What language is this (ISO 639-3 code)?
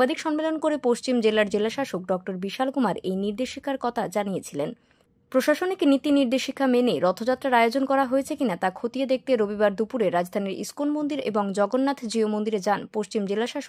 ben